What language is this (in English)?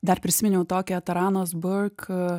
Lithuanian